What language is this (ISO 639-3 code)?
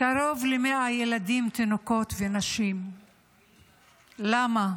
heb